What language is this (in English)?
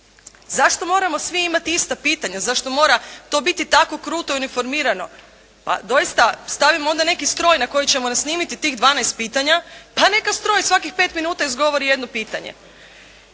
Croatian